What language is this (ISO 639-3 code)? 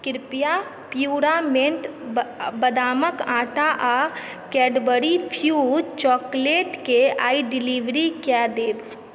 mai